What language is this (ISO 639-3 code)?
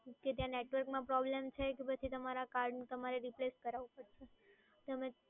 guj